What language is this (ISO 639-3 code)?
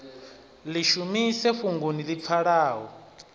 ven